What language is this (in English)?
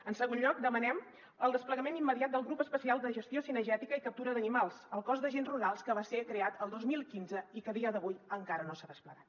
Catalan